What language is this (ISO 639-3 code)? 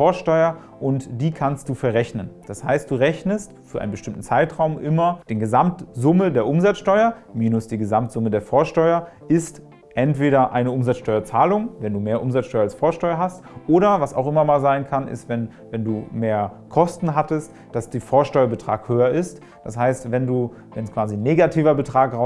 deu